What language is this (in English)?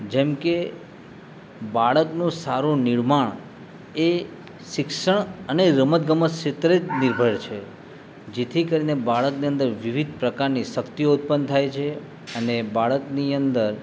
Gujarati